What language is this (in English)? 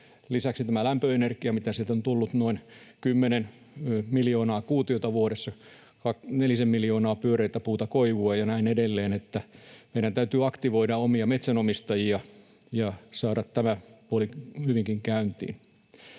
Finnish